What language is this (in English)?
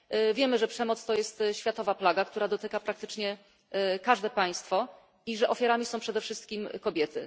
Polish